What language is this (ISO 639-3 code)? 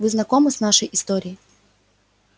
rus